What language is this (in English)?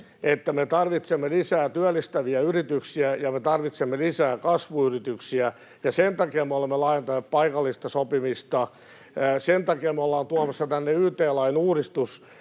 Finnish